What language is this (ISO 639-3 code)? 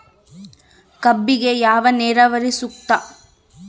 kan